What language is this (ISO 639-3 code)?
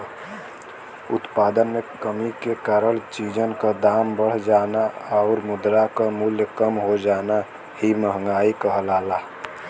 bho